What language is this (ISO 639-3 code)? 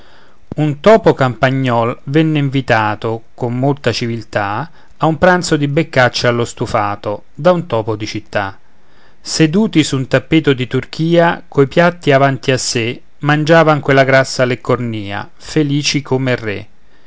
ita